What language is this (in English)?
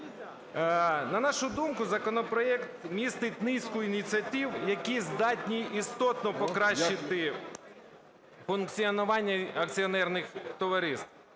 Ukrainian